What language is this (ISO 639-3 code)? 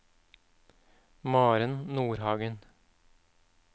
nor